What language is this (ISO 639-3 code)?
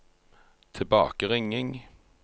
nor